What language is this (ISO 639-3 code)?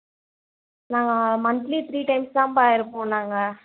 tam